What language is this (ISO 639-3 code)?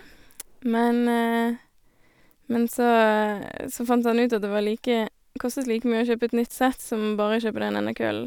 nor